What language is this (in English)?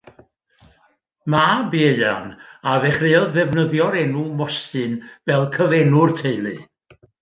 Welsh